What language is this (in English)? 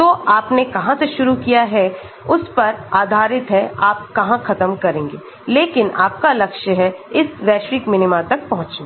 Hindi